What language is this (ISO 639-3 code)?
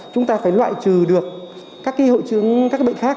vie